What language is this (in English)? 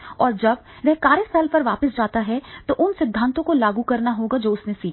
Hindi